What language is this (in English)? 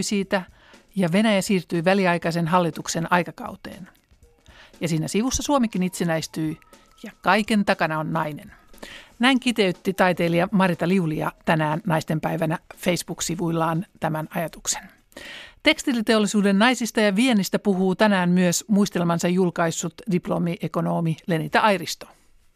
Finnish